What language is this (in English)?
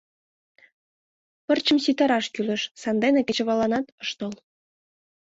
Mari